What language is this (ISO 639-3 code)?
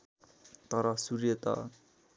nep